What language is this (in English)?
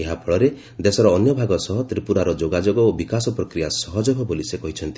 Odia